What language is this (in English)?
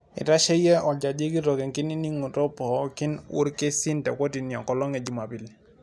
Masai